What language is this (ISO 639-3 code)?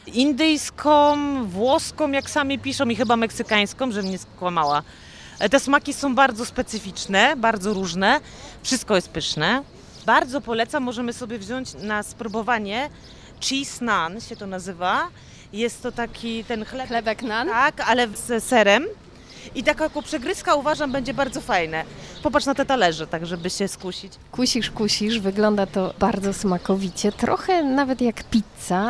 pol